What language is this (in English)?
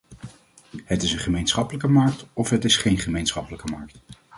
Dutch